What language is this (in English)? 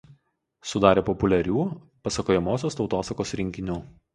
Lithuanian